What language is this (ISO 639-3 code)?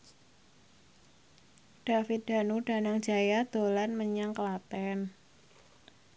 jav